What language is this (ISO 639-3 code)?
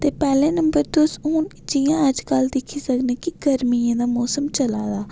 doi